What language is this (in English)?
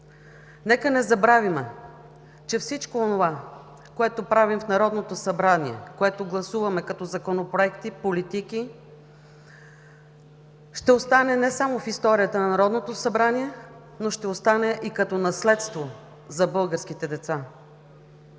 Bulgarian